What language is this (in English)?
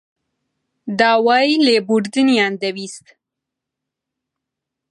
Central Kurdish